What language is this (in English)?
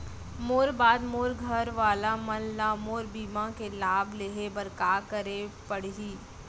Chhattisgarhi